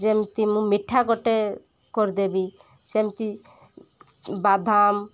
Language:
Odia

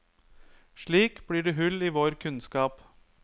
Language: Norwegian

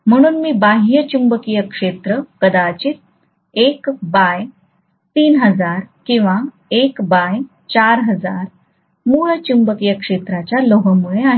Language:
Marathi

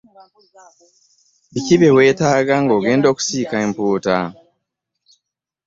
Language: Ganda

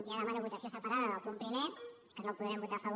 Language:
Catalan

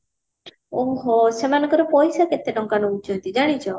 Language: Odia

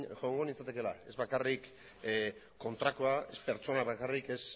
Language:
Basque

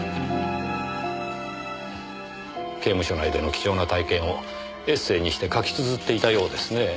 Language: Japanese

